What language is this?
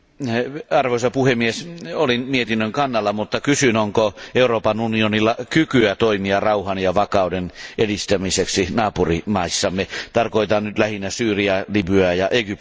Finnish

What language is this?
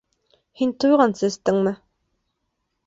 Bashkir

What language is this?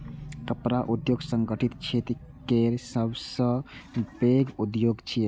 Maithili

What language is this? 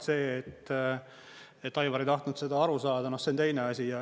Estonian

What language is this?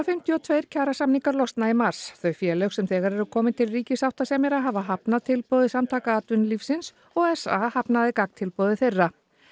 Icelandic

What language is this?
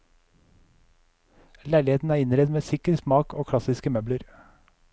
Norwegian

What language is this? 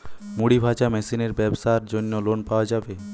Bangla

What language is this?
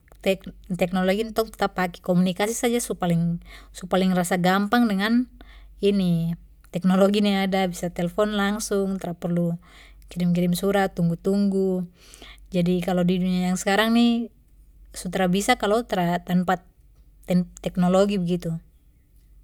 Papuan Malay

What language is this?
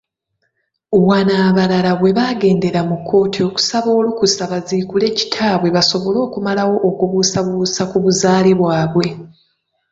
Ganda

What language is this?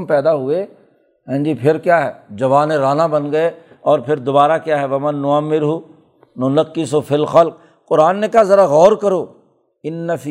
Urdu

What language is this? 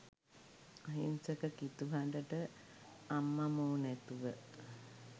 Sinhala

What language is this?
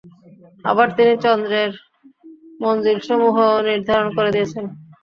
Bangla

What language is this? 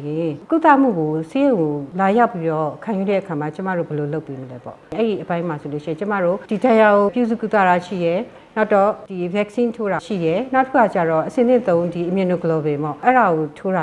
Korean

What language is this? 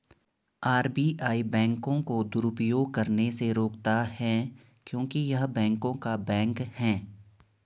Hindi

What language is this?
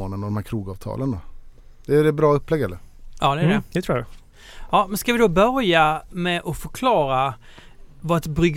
Swedish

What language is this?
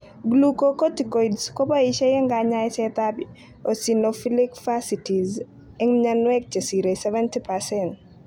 Kalenjin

